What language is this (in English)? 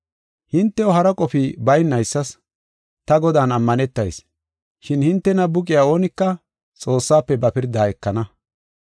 Gofa